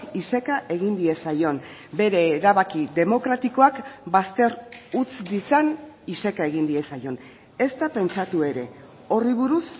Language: Basque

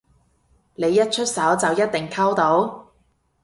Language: Cantonese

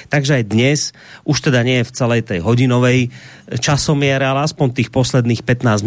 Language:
Slovak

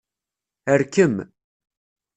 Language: Kabyle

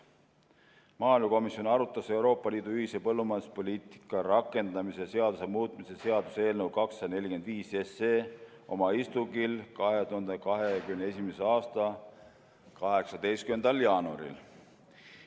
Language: Estonian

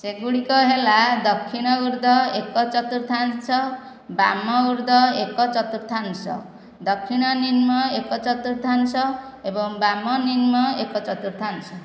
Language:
Odia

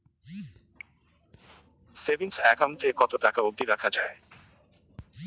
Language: Bangla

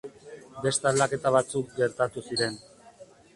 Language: Basque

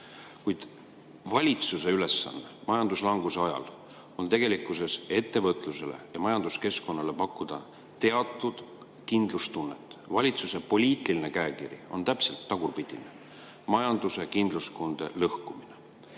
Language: Estonian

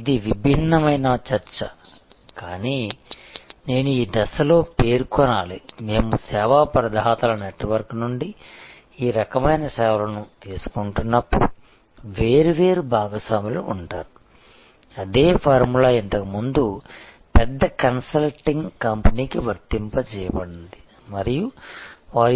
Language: Telugu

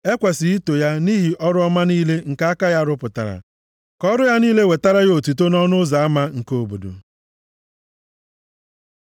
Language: Igbo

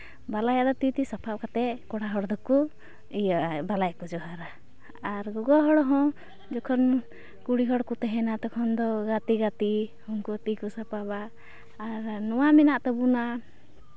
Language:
Santali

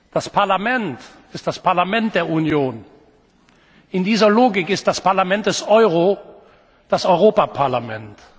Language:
German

